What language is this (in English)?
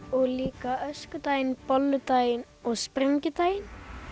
Icelandic